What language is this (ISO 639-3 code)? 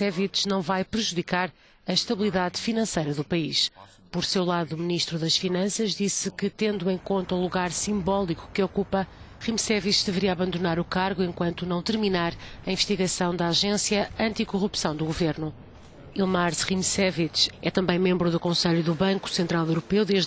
por